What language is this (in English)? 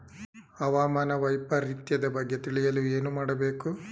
Kannada